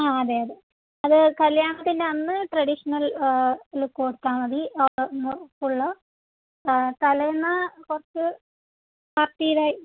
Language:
Malayalam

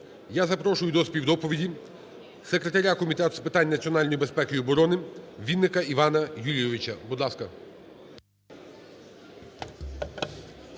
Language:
Ukrainian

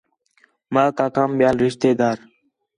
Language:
Khetrani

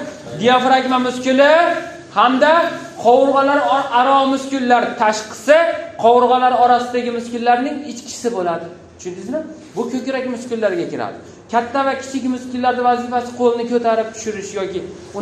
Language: Turkish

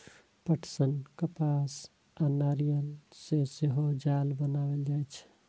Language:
Maithili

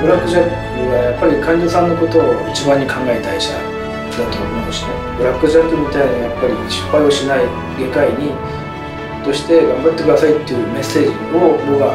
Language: Japanese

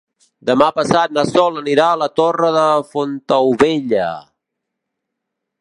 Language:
Catalan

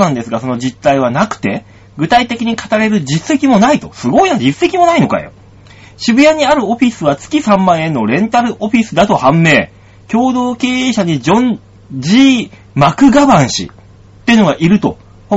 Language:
Japanese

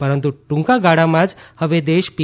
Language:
Gujarati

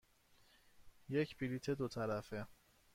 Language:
Persian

